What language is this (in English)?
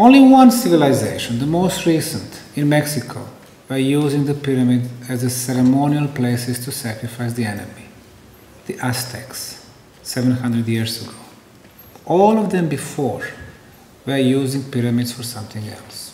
English